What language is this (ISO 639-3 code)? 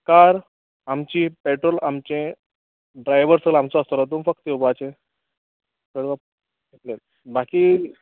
kok